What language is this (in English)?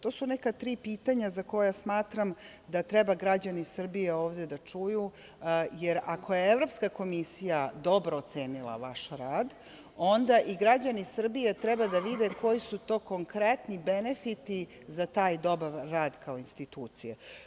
Serbian